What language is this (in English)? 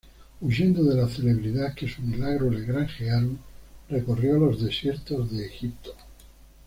Spanish